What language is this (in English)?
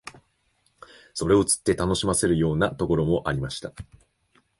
Japanese